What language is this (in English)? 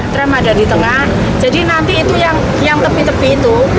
Indonesian